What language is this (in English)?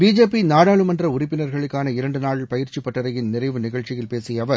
Tamil